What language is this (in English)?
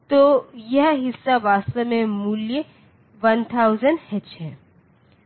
Hindi